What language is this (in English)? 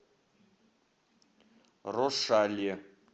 Russian